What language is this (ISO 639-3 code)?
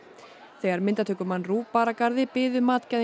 isl